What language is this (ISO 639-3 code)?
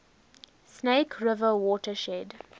eng